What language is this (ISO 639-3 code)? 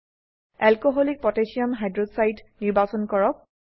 asm